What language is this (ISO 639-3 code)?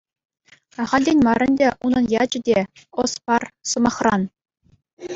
chv